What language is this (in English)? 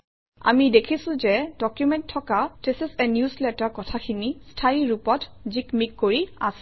Assamese